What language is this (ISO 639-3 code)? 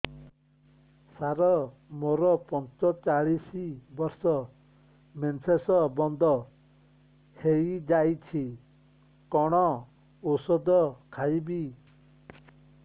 ori